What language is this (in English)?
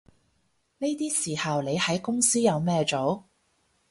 Cantonese